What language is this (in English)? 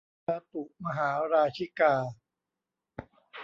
Thai